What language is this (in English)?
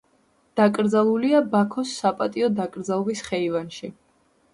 Georgian